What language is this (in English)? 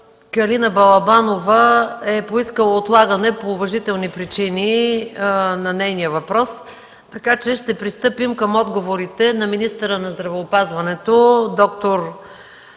Bulgarian